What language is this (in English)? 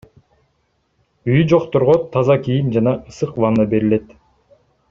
Kyrgyz